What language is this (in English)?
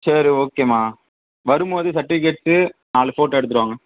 Tamil